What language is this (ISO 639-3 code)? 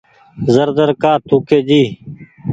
gig